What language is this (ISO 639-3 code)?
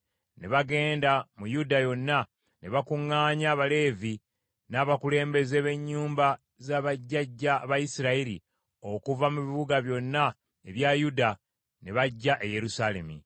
lug